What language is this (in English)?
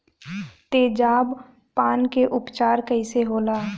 Bhojpuri